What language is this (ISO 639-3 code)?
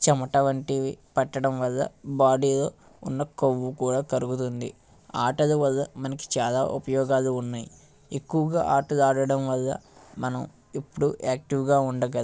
tel